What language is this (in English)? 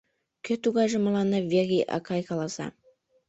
Mari